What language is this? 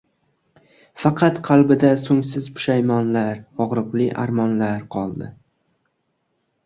Uzbek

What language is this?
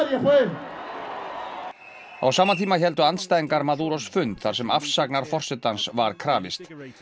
Icelandic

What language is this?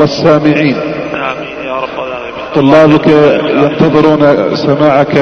Urdu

